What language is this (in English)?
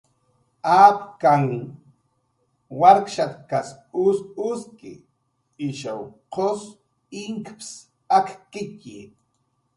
Jaqaru